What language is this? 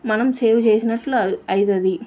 Telugu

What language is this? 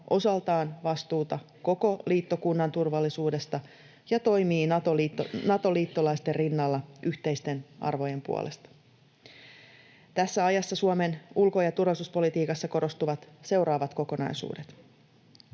Finnish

